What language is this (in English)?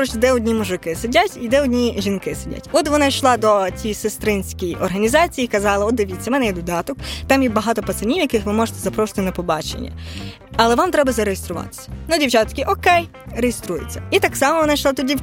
Ukrainian